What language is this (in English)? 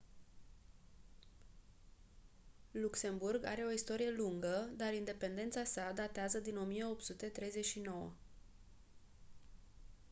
Romanian